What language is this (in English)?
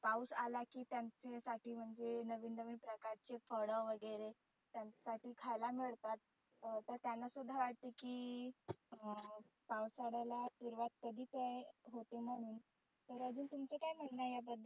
Marathi